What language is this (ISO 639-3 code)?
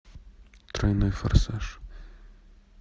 rus